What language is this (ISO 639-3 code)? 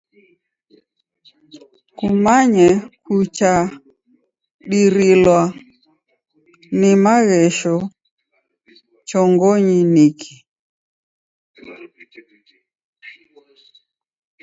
dav